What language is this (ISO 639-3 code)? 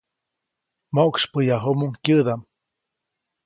zoc